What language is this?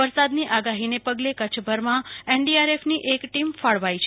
Gujarati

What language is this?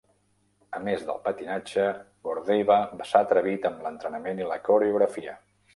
Catalan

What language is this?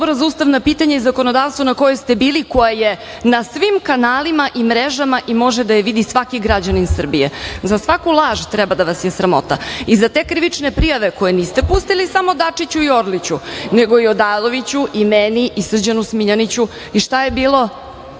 Serbian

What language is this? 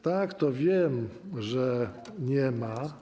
Polish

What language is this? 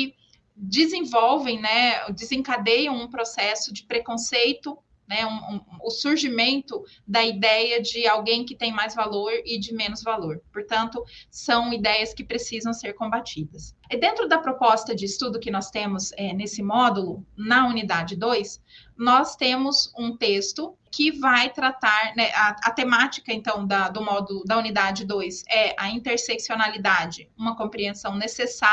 Portuguese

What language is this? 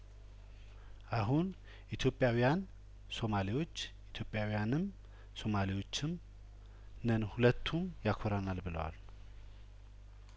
Amharic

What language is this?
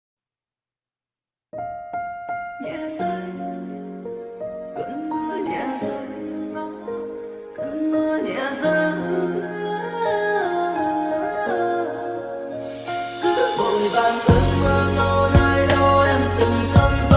Vietnamese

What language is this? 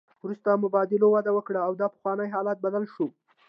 Pashto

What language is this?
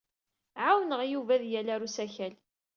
Kabyle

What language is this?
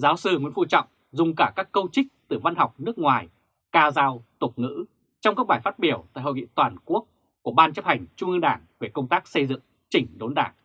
Vietnamese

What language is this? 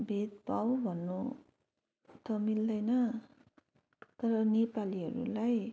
Nepali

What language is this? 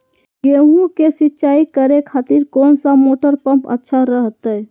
Magahi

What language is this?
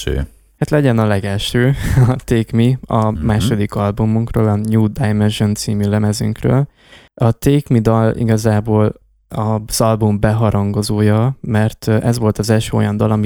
Hungarian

